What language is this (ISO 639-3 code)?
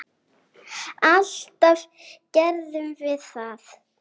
isl